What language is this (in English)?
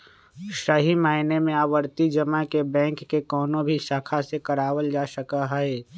Magahi